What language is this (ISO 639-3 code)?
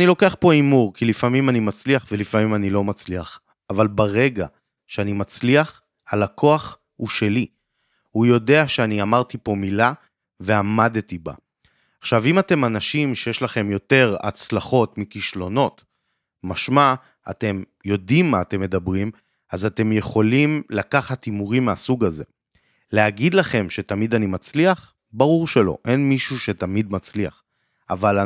heb